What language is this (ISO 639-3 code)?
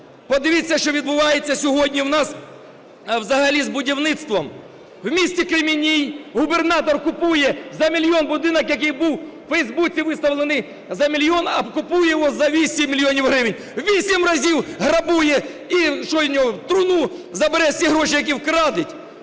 ukr